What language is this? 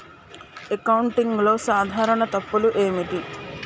Telugu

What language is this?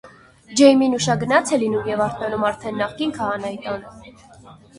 Armenian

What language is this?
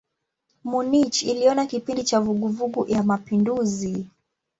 Swahili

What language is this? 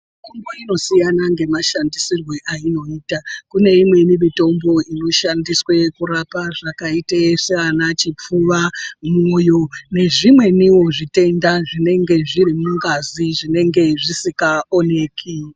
Ndau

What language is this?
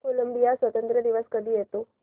Marathi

